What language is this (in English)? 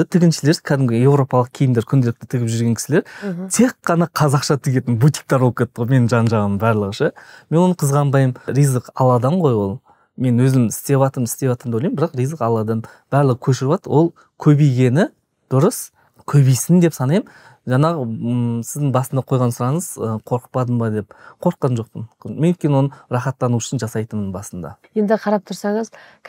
Turkish